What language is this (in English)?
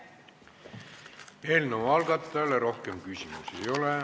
Estonian